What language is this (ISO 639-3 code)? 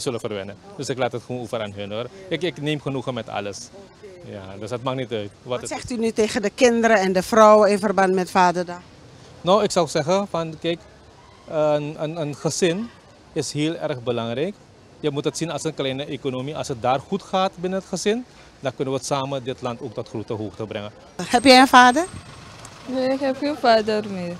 nld